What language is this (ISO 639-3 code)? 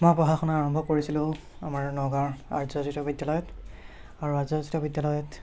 asm